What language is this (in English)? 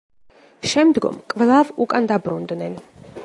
Georgian